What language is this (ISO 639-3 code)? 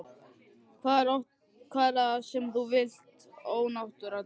isl